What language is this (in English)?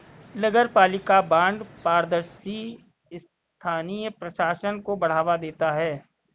Hindi